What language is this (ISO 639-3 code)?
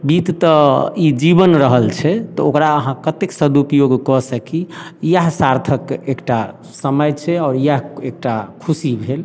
mai